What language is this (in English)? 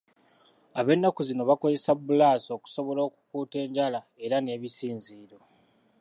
Ganda